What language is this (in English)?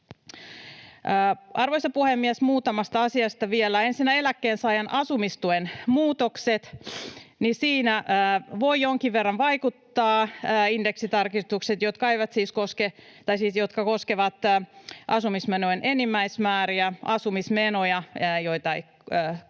Finnish